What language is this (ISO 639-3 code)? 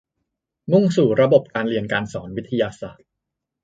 tha